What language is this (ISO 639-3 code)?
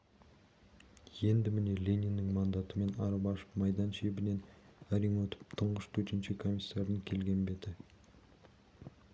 kaz